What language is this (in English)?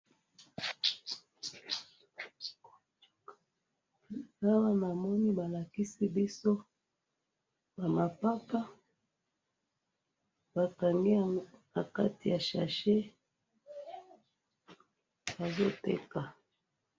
Lingala